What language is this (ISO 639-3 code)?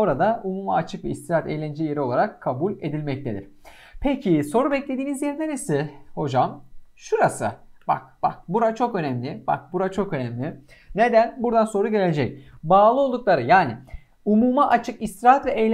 tur